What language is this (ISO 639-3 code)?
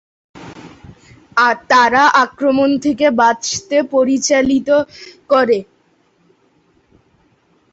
ben